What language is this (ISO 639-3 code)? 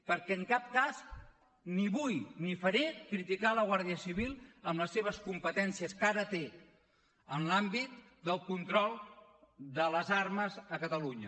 cat